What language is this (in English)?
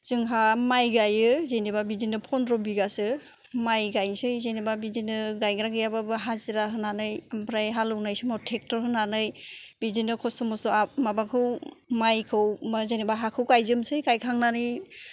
Bodo